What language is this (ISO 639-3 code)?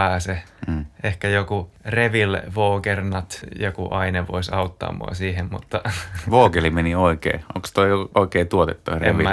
fin